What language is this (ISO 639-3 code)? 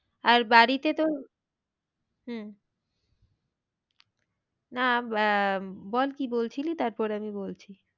ben